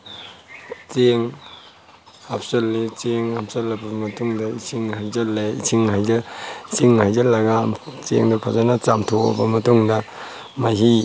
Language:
Manipuri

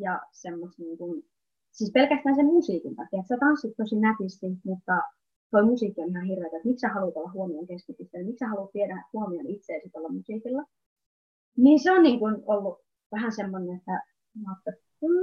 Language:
Finnish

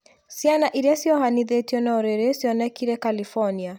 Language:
Kikuyu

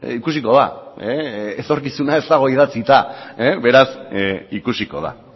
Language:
Basque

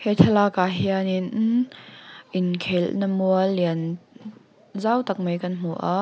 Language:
Mizo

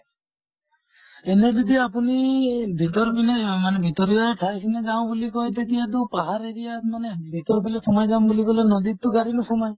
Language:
Assamese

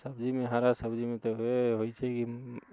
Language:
Maithili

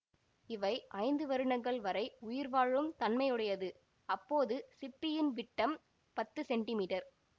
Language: Tamil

